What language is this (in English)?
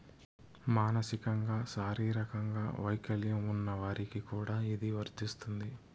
Telugu